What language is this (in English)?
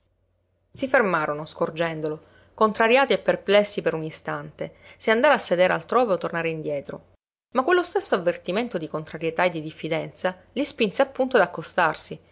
Italian